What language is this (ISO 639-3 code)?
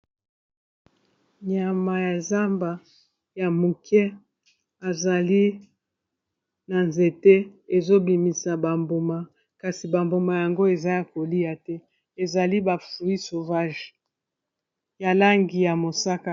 lin